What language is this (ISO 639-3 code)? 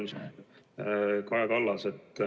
est